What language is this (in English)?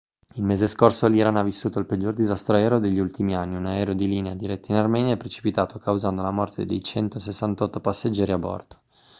Italian